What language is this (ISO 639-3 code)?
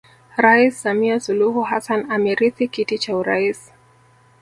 swa